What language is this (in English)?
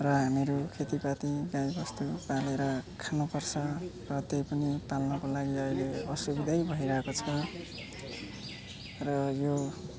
Nepali